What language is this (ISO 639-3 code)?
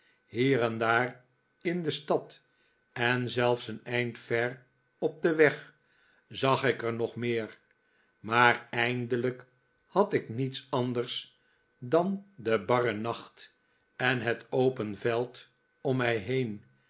nld